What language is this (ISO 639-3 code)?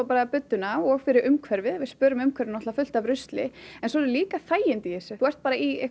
isl